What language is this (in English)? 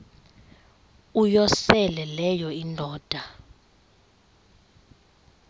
Xhosa